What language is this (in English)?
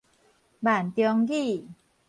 Min Nan Chinese